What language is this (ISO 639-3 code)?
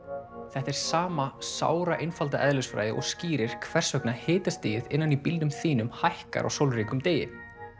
isl